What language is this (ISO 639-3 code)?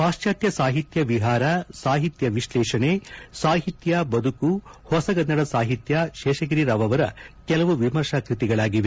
kan